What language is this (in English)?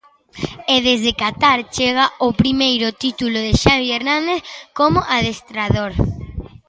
Galician